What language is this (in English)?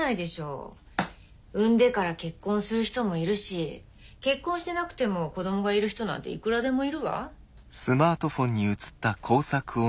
Japanese